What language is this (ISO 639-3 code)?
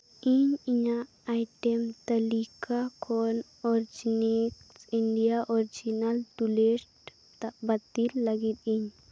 sat